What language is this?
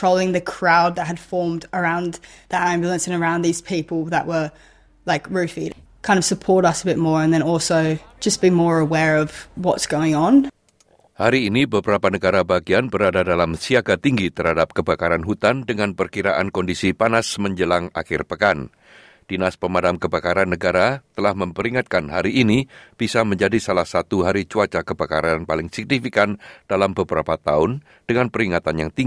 Indonesian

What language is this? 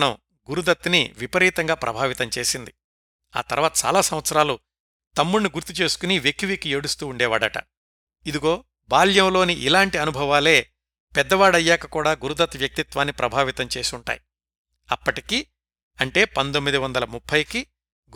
Telugu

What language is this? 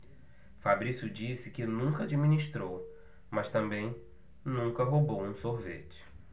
Portuguese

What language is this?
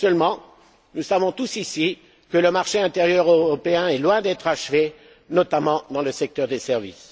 French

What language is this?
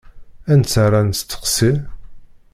Kabyle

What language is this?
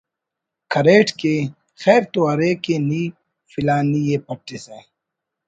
Brahui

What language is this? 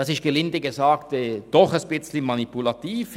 Swiss German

